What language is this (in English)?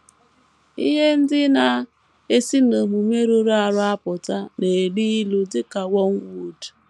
Igbo